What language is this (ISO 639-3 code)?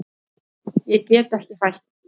isl